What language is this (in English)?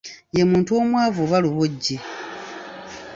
Ganda